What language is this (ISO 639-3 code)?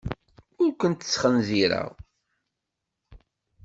kab